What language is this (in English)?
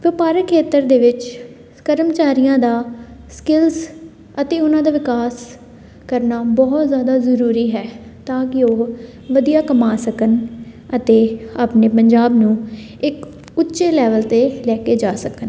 Punjabi